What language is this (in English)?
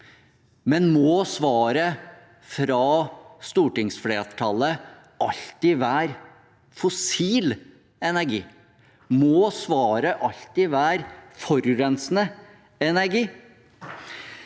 Norwegian